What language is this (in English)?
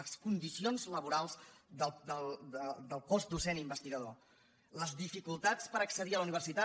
Catalan